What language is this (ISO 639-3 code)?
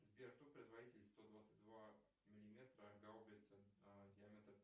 rus